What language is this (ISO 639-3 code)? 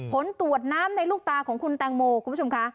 tha